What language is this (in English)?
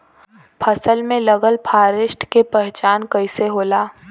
Bhojpuri